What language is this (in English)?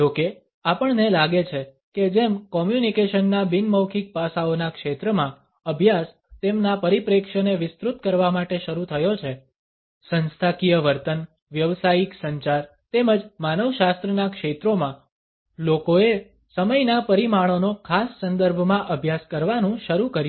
Gujarati